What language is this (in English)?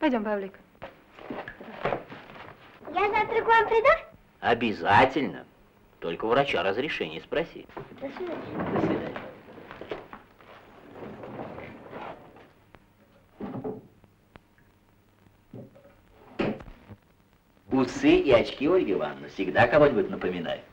Russian